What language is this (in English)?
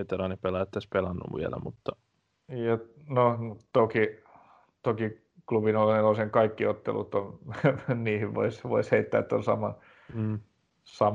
Finnish